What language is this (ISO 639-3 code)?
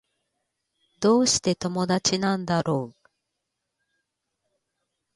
jpn